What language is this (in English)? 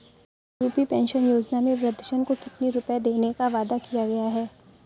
Hindi